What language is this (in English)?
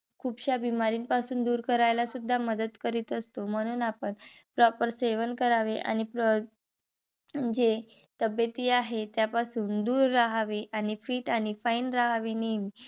Marathi